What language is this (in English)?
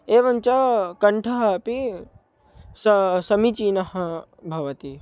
Sanskrit